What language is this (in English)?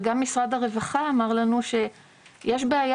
Hebrew